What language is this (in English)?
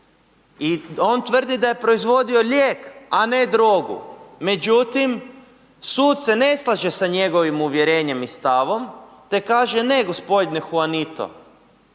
Croatian